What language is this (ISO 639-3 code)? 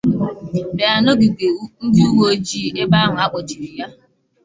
ibo